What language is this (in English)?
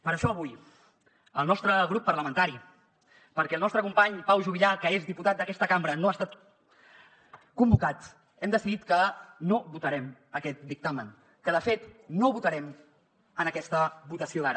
Catalan